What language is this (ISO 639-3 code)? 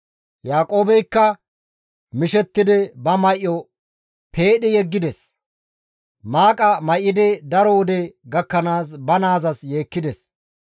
gmv